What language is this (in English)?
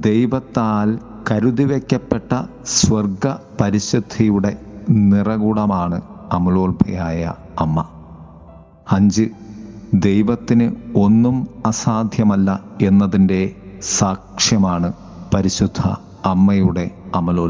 Malayalam